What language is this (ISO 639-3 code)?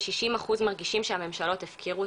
heb